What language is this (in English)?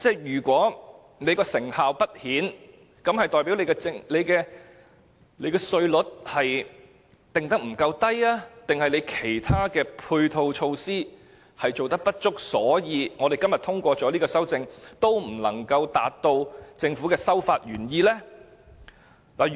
Cantonese